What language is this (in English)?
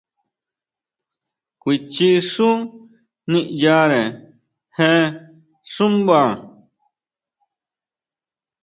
Huautla Mazatec